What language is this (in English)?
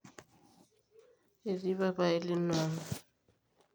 Masai